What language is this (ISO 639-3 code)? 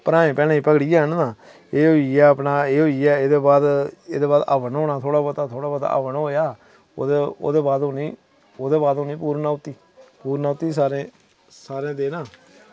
doi